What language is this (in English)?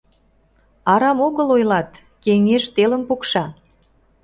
Mari